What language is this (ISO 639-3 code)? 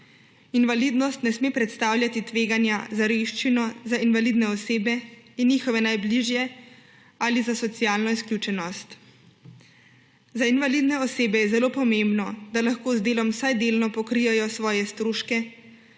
slv